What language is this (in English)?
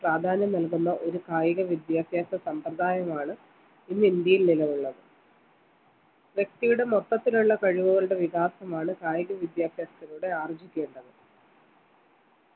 Malayalam